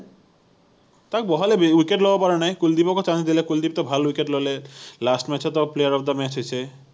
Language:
Assamese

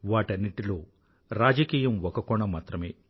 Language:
Telugu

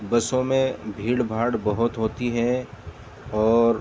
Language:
Urdu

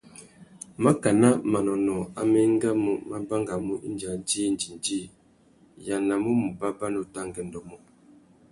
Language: Tuki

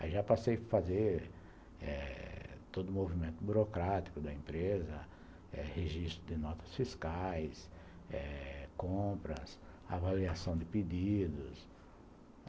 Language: Portuguese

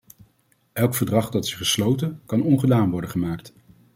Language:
Dutch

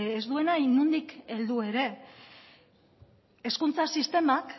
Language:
Basque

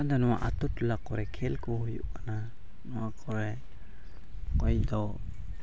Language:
Santali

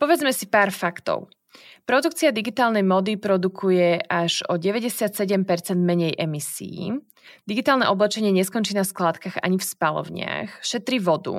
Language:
Slovak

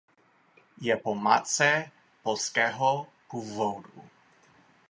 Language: Czech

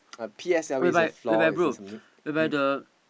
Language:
English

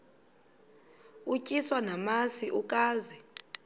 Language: Xhosa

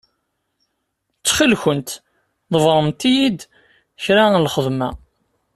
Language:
Kabyle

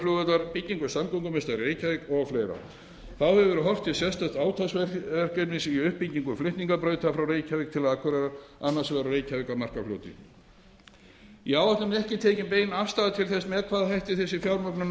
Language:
Icelandic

